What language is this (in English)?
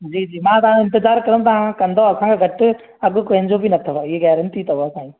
Sindhi